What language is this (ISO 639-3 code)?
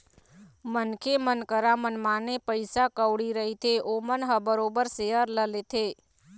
hne